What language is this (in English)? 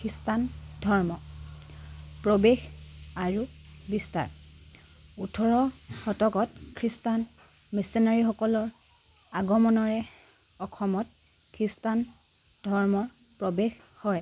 Assamese